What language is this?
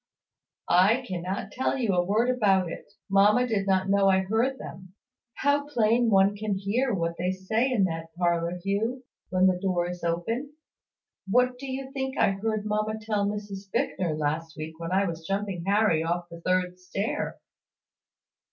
English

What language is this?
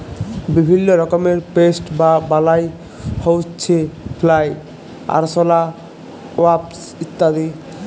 Bangla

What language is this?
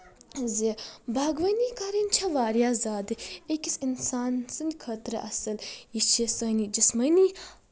Kashmiri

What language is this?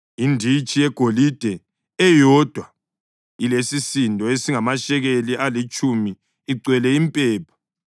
North Ndebele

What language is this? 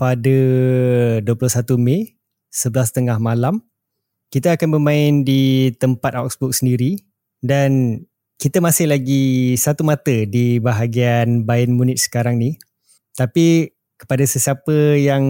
Malay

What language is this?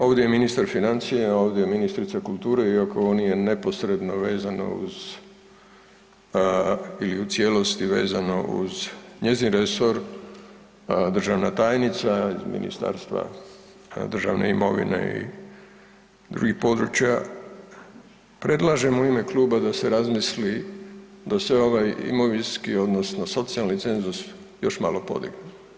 Croatian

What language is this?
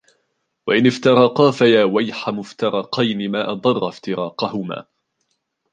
Arabic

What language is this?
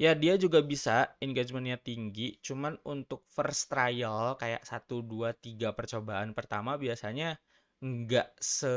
Indonesian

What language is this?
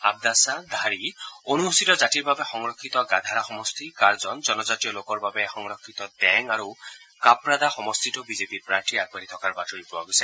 Assamese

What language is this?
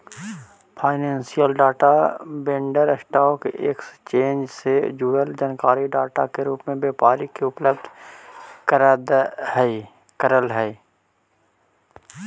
Magahi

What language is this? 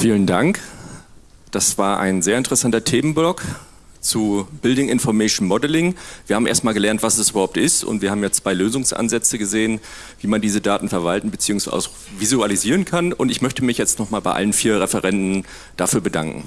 German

